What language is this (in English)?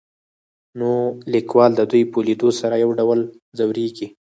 Pashto